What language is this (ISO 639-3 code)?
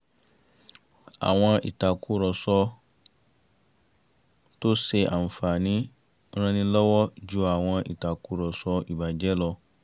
yor